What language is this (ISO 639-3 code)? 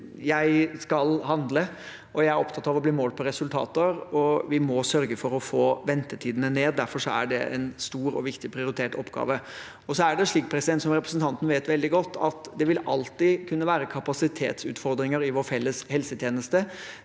nor